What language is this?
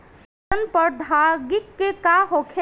Bhojpuri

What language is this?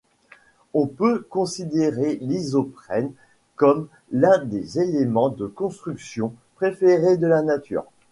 French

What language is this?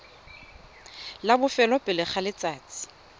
Tswana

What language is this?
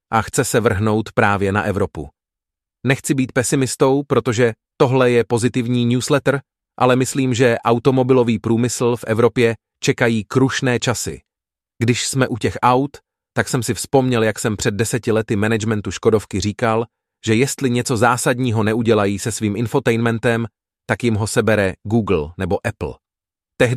Czech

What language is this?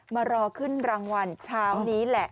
Thai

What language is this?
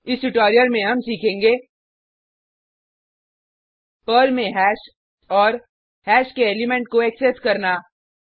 Hindi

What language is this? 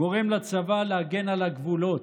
Hebrew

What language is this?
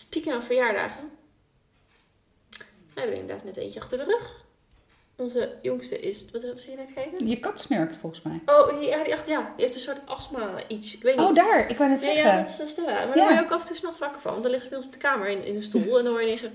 Dutch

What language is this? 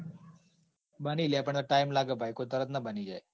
Gujarati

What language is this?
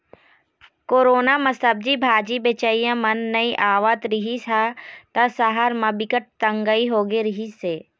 Chhattisgarhi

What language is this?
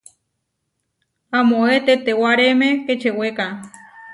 Huarijio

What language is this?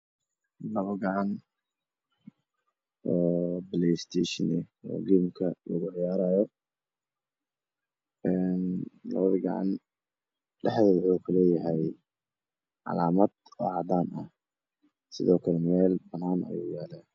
Somali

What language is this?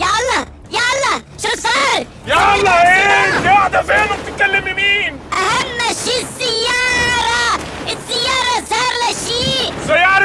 Arabic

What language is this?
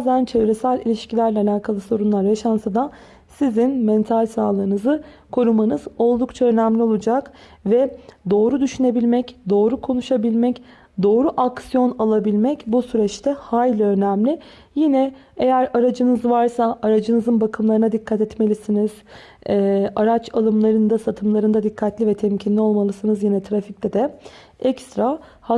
Turkish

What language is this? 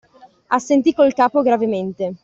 Italian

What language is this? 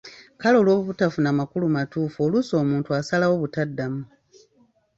Ganda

